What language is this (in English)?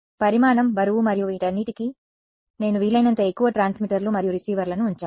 Telugu